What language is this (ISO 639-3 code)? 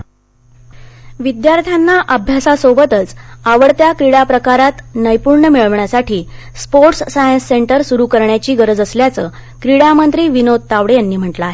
mar